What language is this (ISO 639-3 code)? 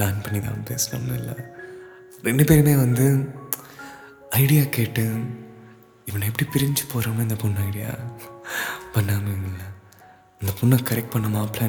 tam